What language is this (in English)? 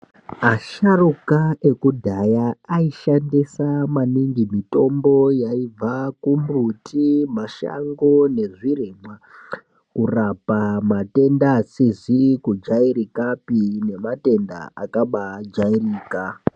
Ndau